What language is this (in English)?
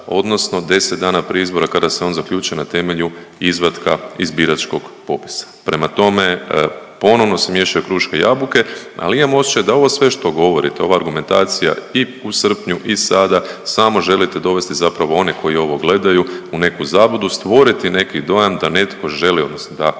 Croatian